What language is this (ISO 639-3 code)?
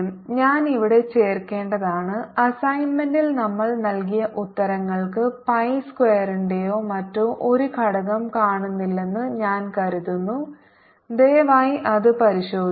mal